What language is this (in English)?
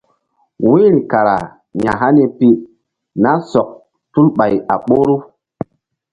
Mbum